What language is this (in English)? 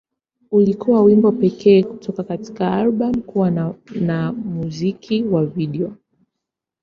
Swahili